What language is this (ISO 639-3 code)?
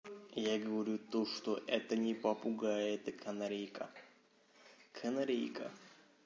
rus